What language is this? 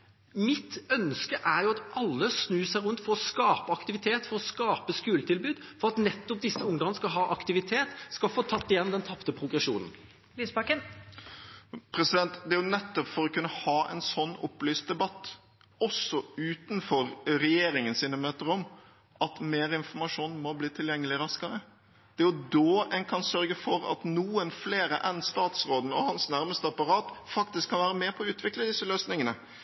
Norwegian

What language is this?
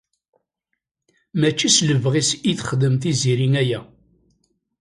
Kabyle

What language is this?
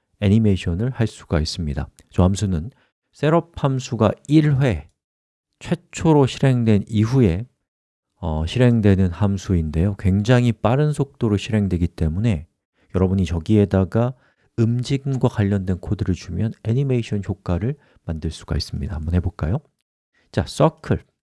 Korean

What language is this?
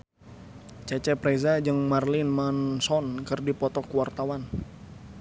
Sundanese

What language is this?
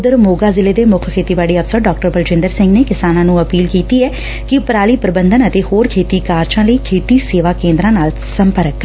Punjabi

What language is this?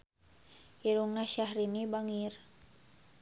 Sundanese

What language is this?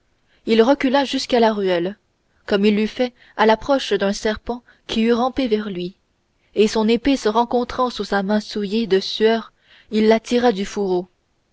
French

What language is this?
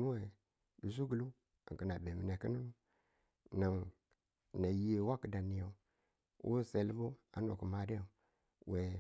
Tula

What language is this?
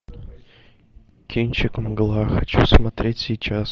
Russian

